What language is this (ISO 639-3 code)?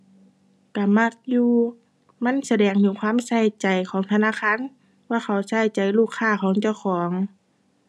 tha